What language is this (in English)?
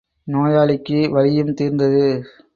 Tamil